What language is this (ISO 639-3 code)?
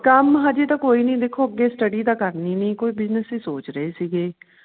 pan